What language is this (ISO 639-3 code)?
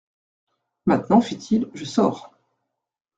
fra